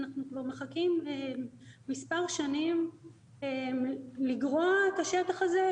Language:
Hebrew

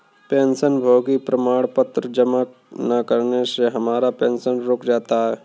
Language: Hindi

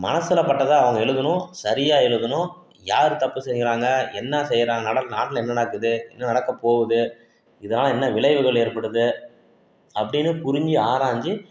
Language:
Tamil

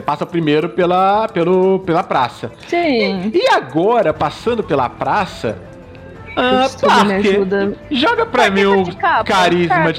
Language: Portuguese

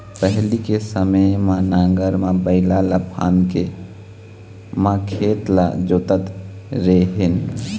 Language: Chhattisgarhi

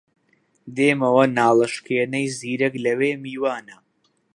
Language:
Central Kurdish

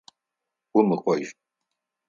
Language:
Adyghe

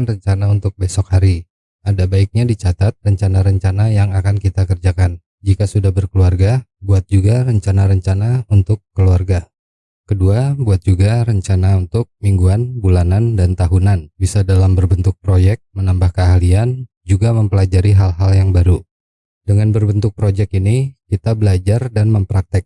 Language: Indonesian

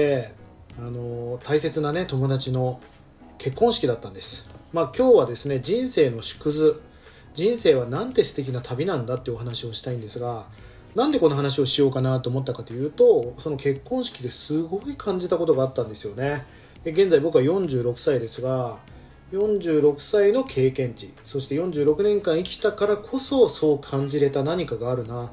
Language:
Japanese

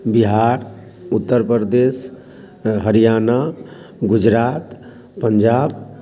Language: Maithili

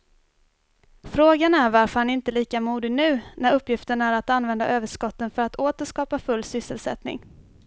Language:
Swedish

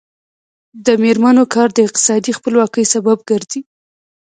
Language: Pashto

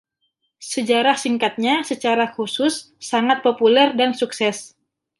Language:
Indonesian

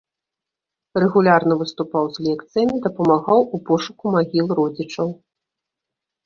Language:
Belarusian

